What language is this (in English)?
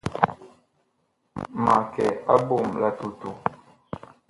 Bakoko